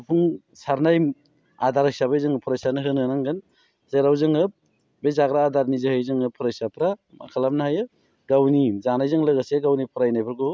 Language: Bodo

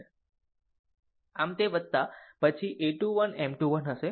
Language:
Gujarati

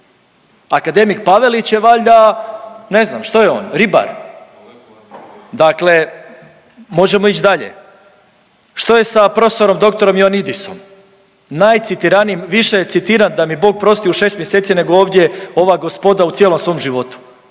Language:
Croatian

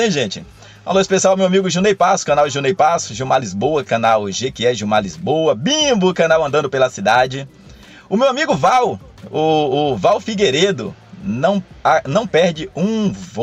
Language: Portuguese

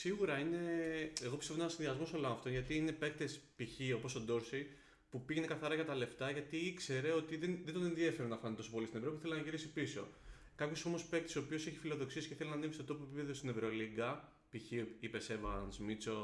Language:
Greek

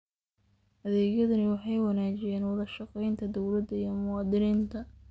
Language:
Somali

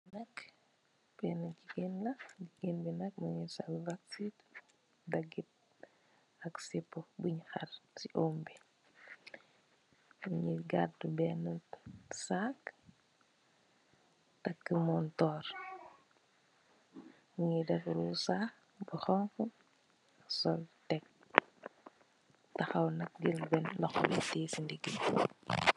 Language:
Wolof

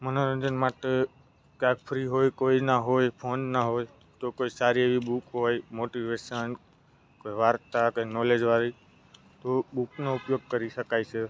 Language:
Gujarati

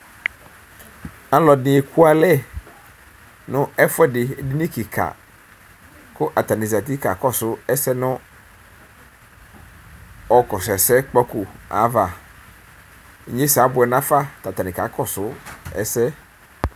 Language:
Ikposo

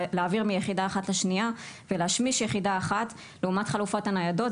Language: Hebrew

